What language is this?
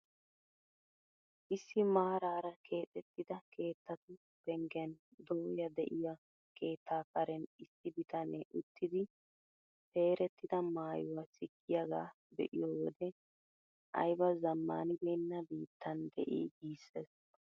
Wolaytta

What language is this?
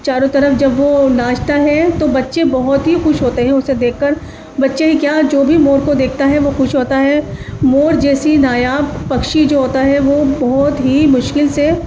Urdu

